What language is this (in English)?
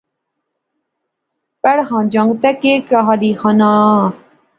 Pahari-Potwari